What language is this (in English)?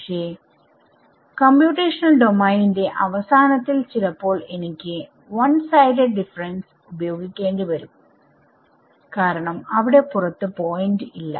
Malayalam